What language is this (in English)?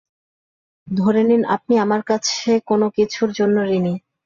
Bangla